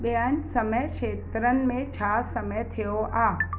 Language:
Sindhi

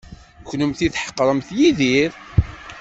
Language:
Kabyle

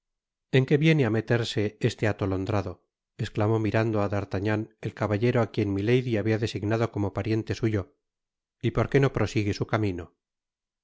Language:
Spanish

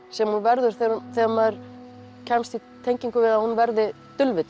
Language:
Icelandic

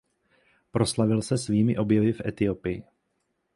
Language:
Czech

